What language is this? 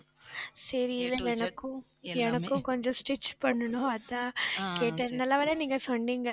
Tamil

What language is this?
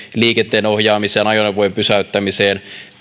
Finnish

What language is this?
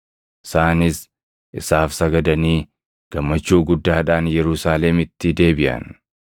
Oromo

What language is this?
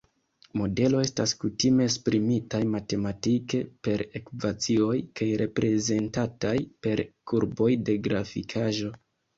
Esperanto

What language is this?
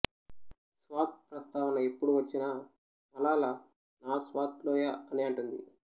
Telugu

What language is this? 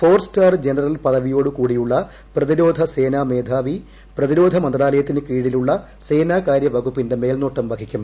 Malayalam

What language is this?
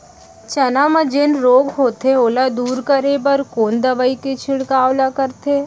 Chhattisgarhi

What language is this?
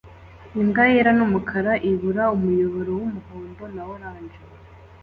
Kinyarwanda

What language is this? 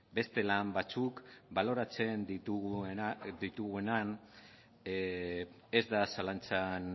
Basque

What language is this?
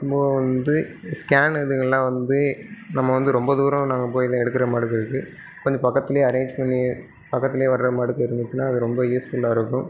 Tamil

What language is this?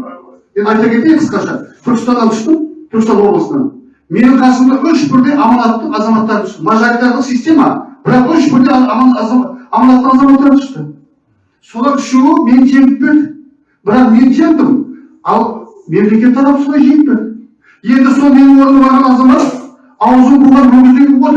Turkish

